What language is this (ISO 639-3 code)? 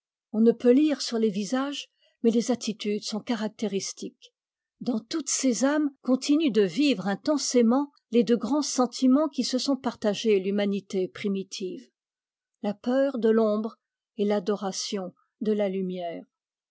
fra